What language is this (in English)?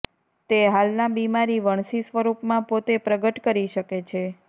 Gujarati